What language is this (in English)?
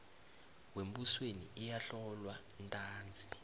South Ndebele